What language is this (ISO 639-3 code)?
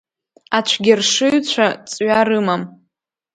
abk